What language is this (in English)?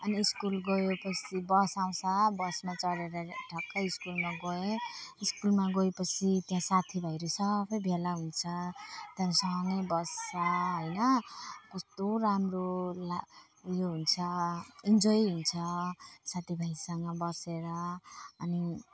Nepali